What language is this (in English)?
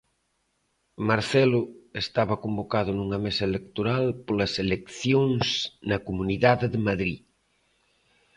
Galician